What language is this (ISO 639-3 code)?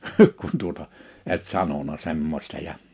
fin